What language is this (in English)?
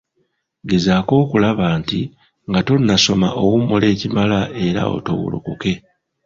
Ganda